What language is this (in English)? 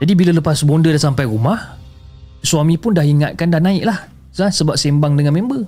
Malay